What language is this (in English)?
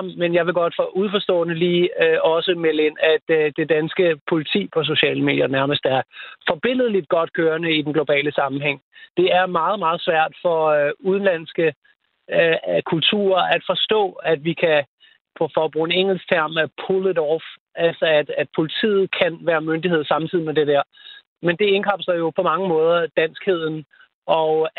Danish